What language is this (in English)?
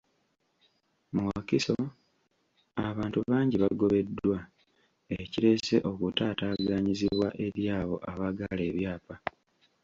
Ganda